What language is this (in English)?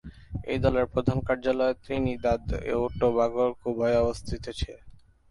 Bangla